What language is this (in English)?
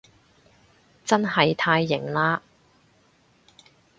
Cantonese